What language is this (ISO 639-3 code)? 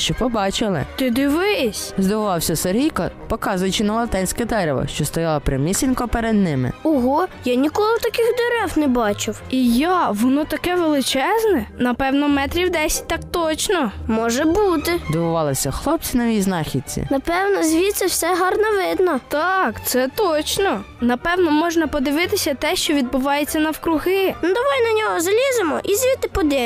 ukr